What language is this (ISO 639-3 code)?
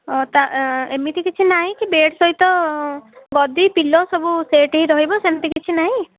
ori